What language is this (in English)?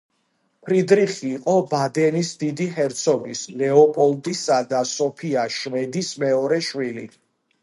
Georgian